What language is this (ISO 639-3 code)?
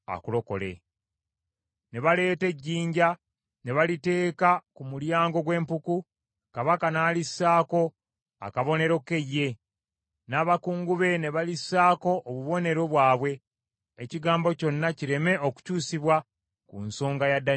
lug